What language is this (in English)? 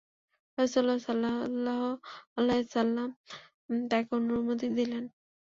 Bangla